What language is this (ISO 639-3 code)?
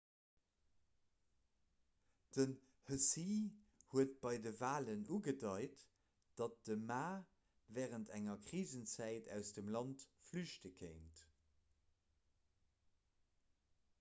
ltz